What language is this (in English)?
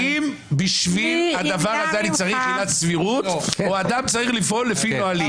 Hebrew